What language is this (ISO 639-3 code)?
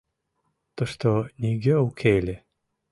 chm